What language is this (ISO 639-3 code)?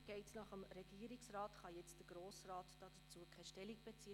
gsw